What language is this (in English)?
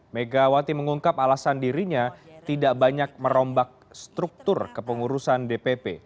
Indonesian